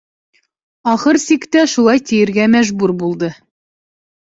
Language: Bashkir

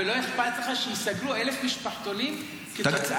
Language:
Hebrew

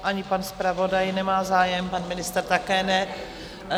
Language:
Czech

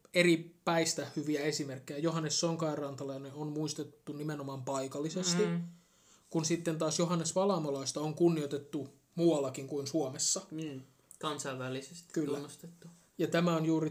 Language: Finnish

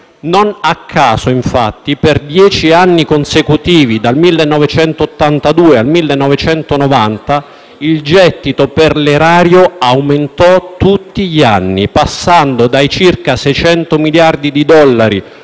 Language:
Italian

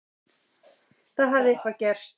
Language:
Icelandic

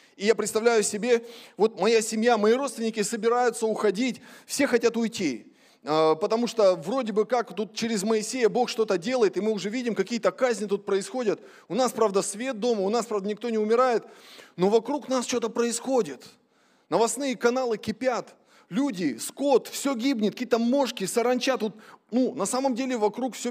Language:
Russian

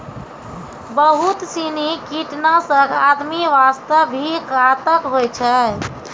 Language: Maithili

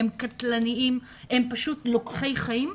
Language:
Hebrew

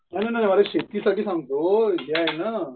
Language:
Marathi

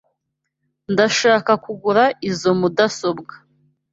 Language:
Kinyarwanda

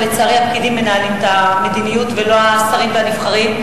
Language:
Hebrew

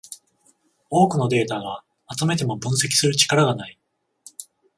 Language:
Japanese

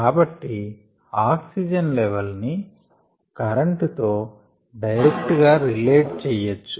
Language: Telugu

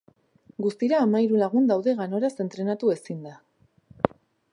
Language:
Basque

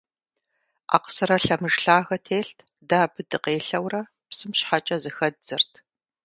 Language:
Kabardian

